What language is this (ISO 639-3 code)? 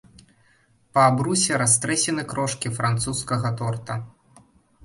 bel